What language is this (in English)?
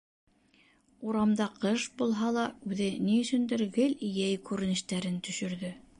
Bashkir